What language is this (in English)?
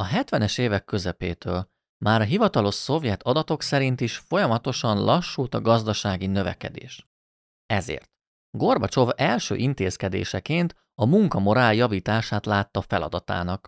Hungarian